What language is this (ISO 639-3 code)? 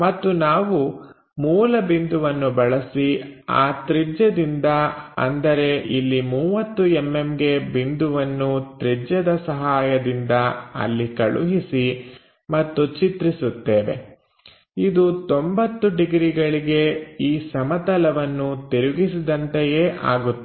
kan